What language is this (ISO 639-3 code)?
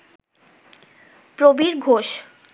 ben